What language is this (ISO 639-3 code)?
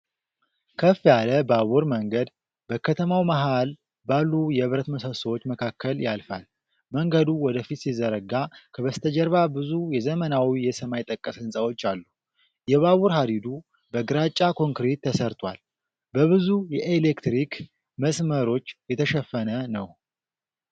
amh